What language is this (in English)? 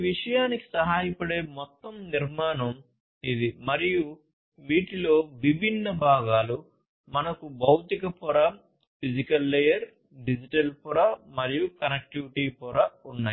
Telugu